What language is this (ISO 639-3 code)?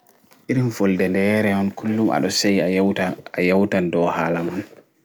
ful